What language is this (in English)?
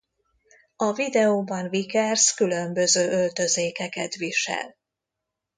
Hungarian